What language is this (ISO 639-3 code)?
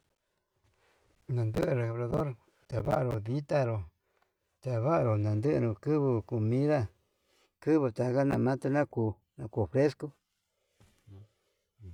mab